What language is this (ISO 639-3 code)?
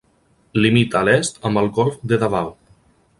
cat